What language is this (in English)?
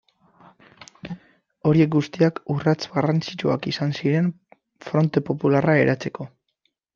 Basque